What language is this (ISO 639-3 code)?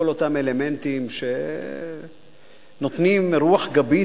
heb